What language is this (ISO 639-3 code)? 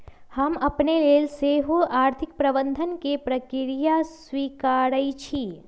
mag